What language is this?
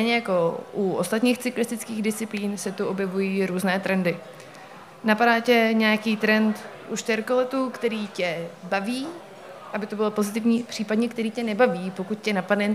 Czech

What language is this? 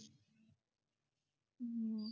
Punjabi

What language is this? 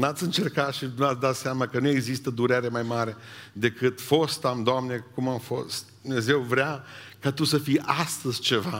Romanian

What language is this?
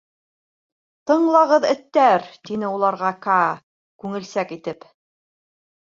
Bashkir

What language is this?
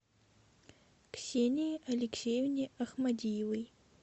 Russian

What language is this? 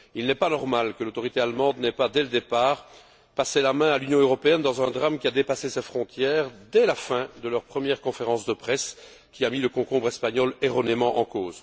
French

